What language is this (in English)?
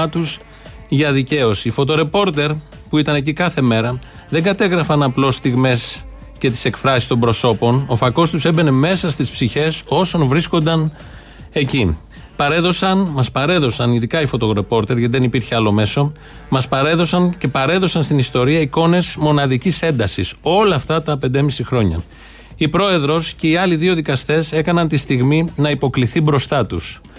Greek